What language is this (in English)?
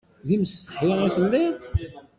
Kabyle